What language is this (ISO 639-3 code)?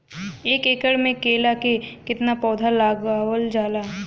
bho